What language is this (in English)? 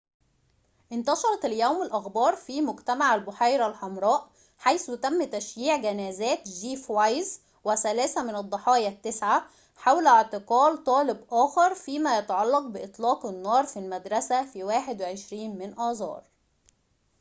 Arabic